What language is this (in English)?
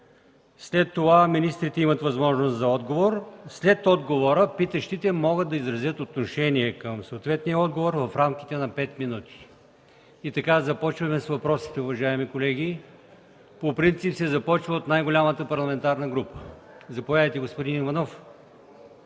Bulgarian